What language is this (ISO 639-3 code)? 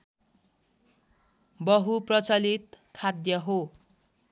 nep